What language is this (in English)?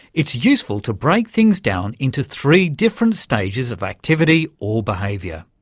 English